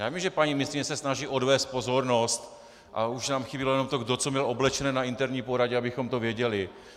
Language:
Czech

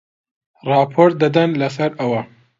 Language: Central Kurdish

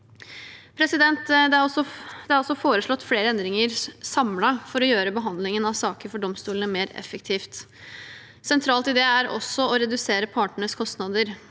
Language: Norwegian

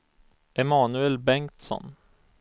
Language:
Swedish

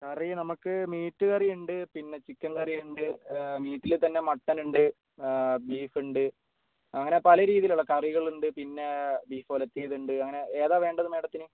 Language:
Malayalam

